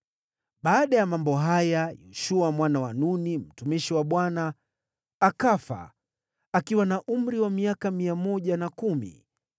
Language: Swahili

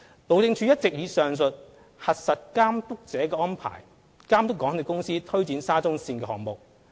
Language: Cantonese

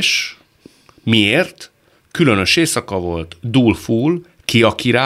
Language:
Hungarian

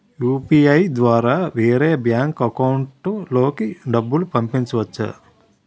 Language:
Telugu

